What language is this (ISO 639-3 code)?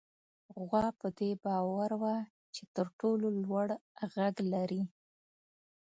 pus